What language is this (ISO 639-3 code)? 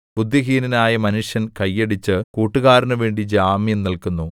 mal